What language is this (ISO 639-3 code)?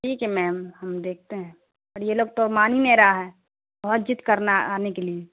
urd